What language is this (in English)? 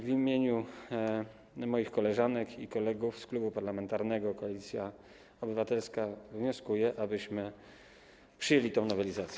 Polish